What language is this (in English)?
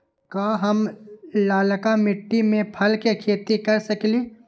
Magahi